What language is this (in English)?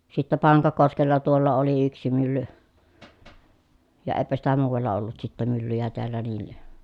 Finnish